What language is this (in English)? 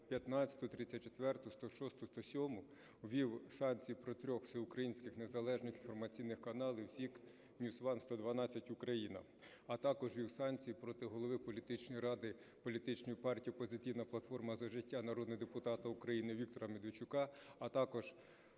Ukrainian